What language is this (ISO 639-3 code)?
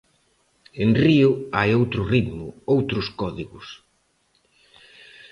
glg